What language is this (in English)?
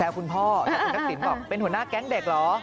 Thai